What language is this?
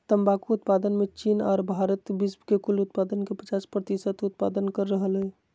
Magahi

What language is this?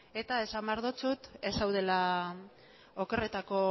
Basque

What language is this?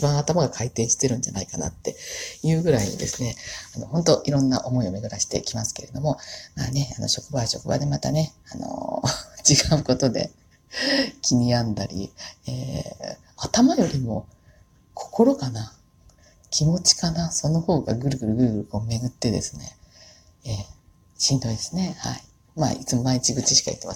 Japanese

